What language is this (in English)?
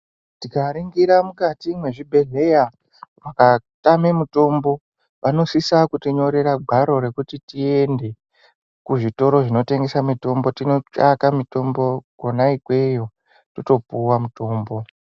Ndau